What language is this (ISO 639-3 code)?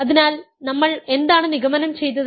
mal